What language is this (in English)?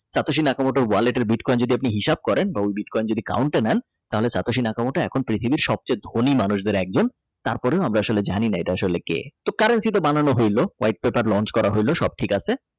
Bangla